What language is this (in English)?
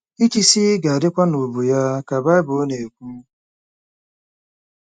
Igbo